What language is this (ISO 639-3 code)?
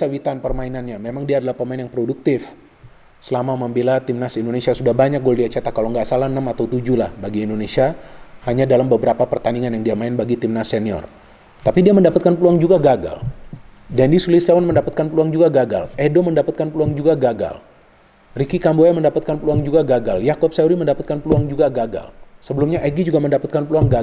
ind